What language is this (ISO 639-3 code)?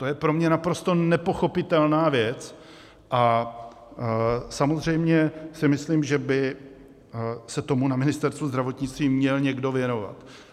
ces